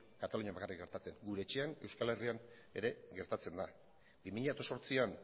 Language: Basque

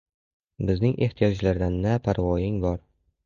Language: Uzbek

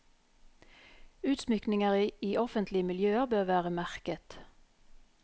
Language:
Norwegian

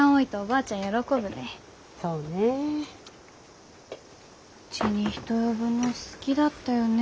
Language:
Japanese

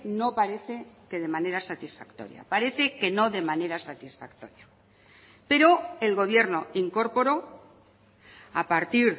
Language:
Spanish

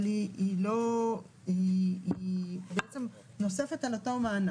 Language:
Hebrew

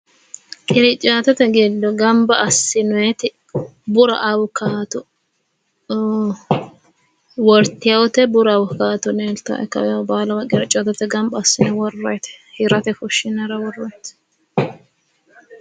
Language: Sidamo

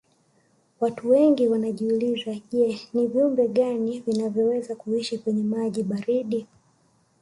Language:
Swahili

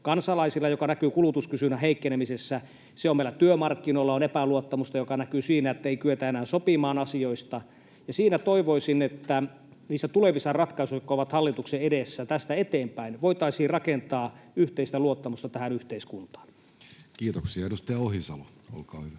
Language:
Finnish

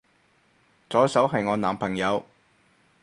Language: Cantonese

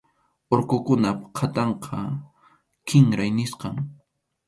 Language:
Arequipa-La Unión Quechua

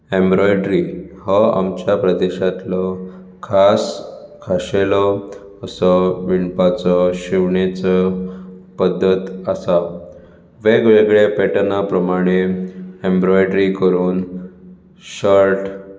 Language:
Konkani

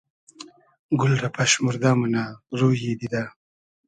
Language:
Hazaragi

